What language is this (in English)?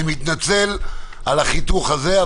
Hebrew